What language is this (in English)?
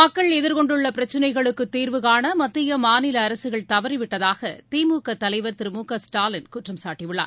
Tamil